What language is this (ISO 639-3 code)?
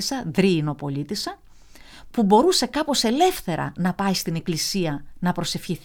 ell